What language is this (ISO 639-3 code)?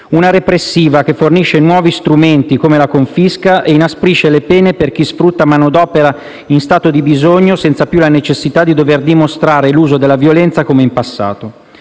ita